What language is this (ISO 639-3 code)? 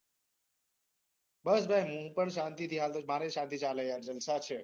guj